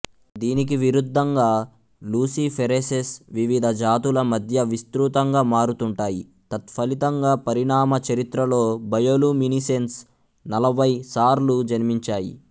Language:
Telugu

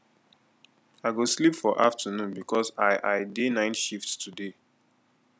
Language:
Nigerian Pidgin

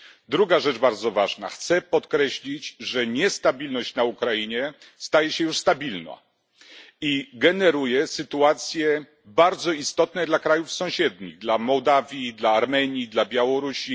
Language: Polish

